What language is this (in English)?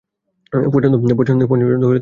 Bangla